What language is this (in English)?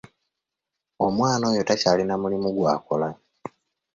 Ganda